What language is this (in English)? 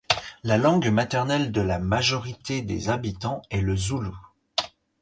French